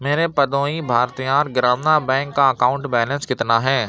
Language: Urdu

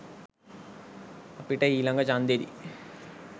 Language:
Sinhala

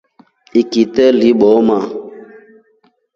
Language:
Rombo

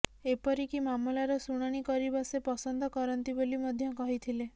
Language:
Odia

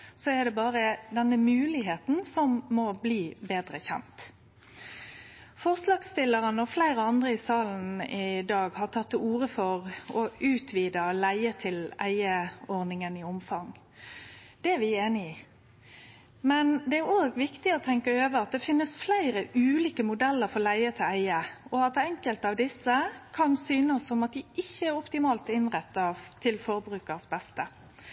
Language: Norwegian Nynorsk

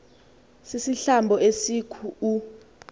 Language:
Xhosa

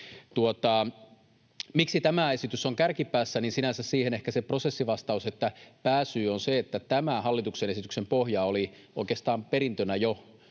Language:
Finnish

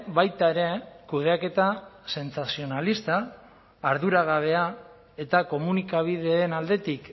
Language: Basque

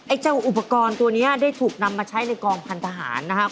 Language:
Thai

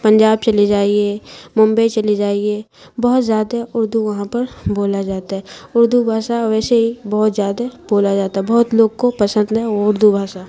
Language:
Urdu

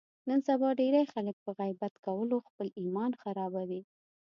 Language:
Pashto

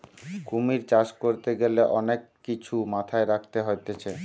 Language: Bangla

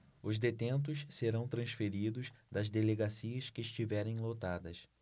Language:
Portuguese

